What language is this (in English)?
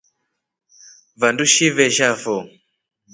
Rombo